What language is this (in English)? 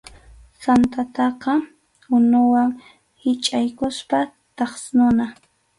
Arequipa-La Unión Quechua